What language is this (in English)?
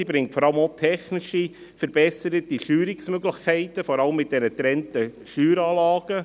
Swiss German